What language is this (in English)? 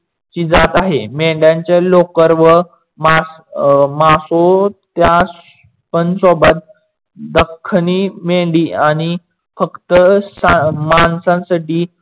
Marathi